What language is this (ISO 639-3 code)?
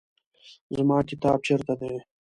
pus